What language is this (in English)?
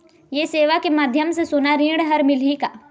Chhattisgarhi